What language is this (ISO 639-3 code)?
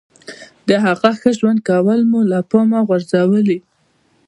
pus